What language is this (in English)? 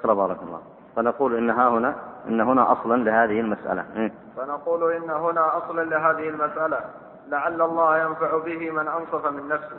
Arabic